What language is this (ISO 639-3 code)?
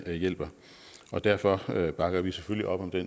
dan